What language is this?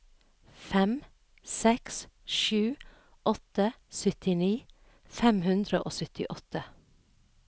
Norwegian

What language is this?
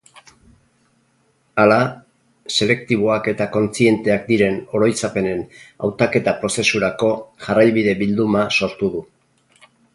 Basque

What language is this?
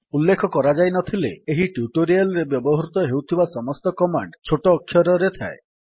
Odia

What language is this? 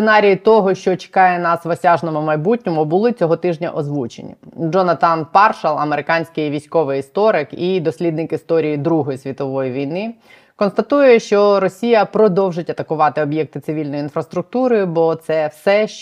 Ukrainian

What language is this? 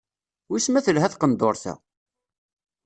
Kabyle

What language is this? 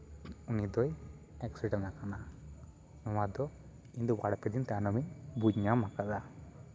Santali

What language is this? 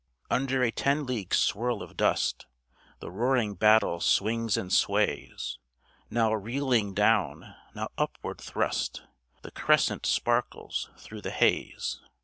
English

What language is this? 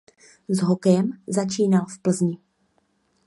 Czech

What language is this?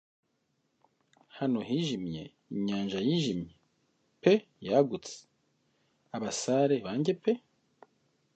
Kinyarwanda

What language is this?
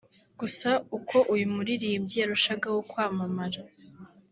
Kinyarwanda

